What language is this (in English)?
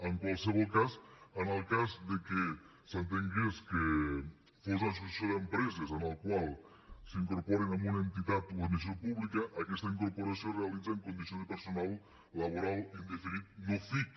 Catalan